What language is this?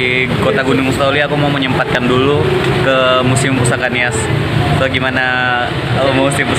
Indonesian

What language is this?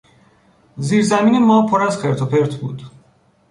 Persian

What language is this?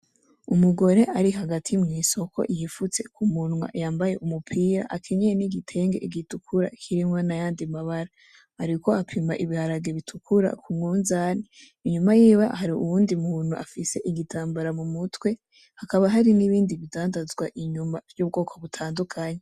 Rundi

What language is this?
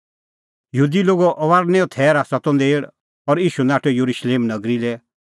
Kullu Pahari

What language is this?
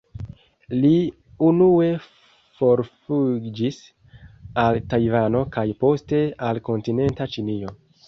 Esperanto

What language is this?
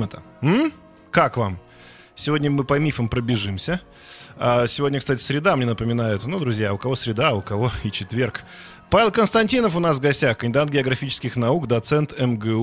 Russian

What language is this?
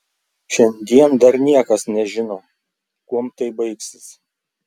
Lithuanian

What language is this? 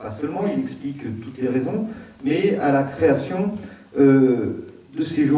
French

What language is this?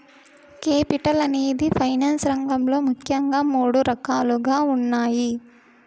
Telugu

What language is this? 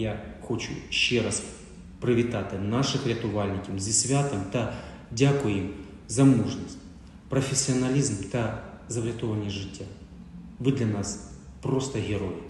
Ukrainian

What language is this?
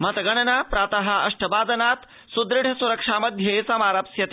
Sanskrit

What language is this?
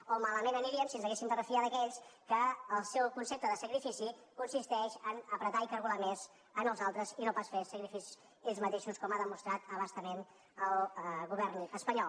Catalan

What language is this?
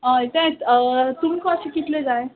Konkani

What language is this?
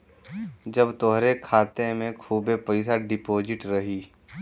Bhojpuri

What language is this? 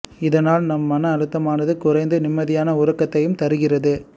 Tamil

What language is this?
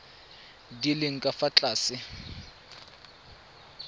Tswana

